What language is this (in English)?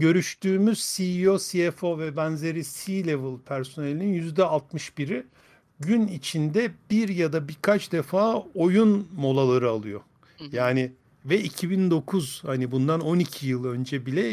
Turkish